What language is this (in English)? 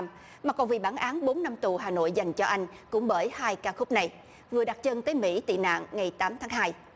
Vietnamese